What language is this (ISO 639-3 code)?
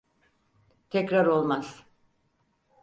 tur